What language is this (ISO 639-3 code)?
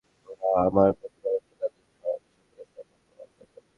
ben